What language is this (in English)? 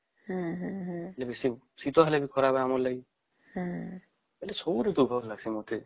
Odia